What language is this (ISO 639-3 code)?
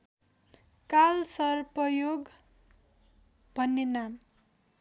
nep